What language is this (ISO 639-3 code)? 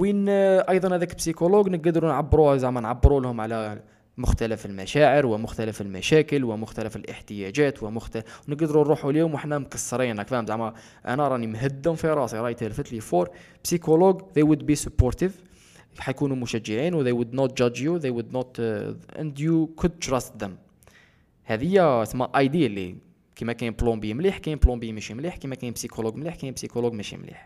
ara